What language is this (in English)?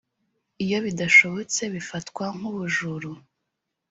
Kinyarwanda